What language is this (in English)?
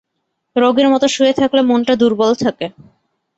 Bangla